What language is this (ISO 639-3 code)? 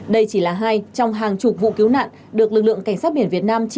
vie